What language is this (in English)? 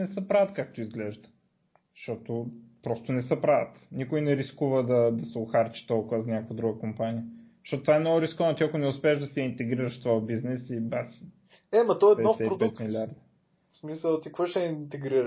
Bulgarian